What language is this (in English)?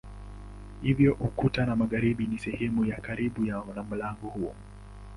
Swahili